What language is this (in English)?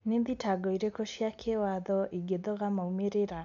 Kikuyu